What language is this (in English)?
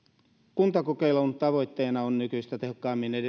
Finnish